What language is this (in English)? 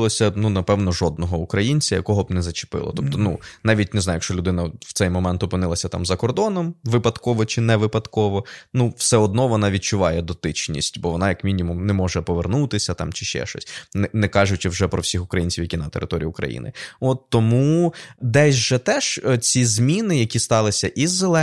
Ukrainian